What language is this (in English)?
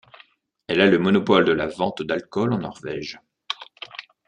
French